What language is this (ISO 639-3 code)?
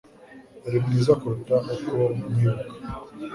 kin